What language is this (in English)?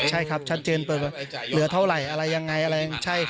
Thai